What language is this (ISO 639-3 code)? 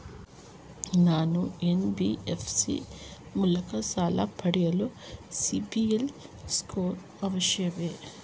kan